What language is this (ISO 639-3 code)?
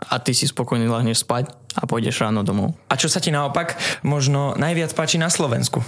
slk